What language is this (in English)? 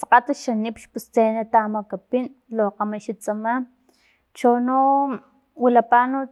Filomena Mata-Coahuitlán Totonac